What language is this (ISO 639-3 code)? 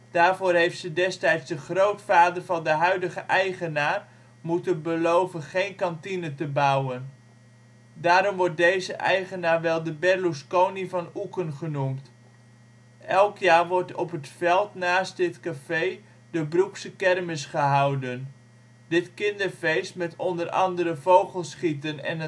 nld